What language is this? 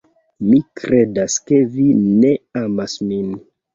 Esperanto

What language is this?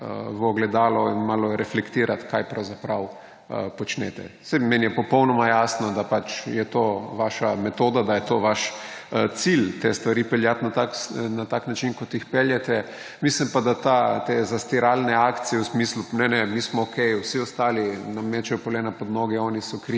Slovenian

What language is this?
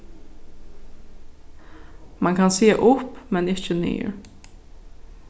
Faroese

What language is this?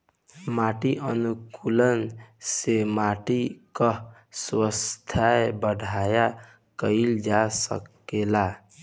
Bhojpuri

